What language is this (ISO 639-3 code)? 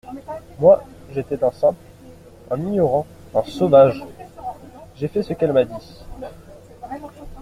fra